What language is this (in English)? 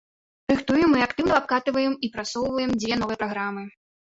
Belarusian